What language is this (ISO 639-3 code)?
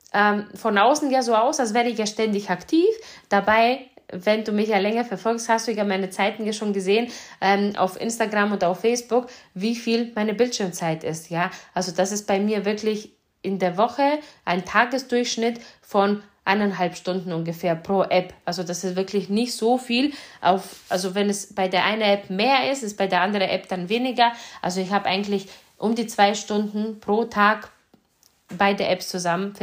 deu